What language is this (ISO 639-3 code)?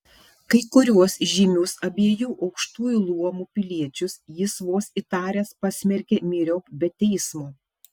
lit